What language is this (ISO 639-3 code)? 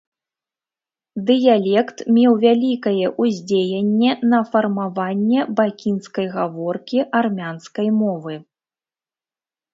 bel